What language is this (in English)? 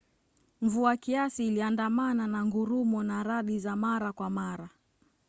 Swahili